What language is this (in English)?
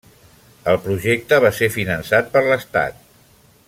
Catalan